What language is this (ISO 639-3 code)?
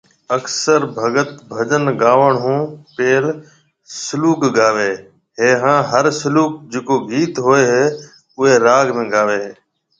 mve